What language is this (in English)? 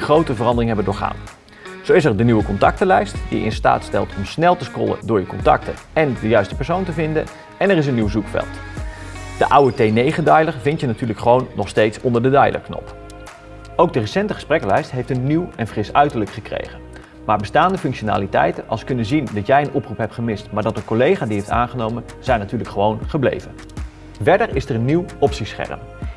Dutch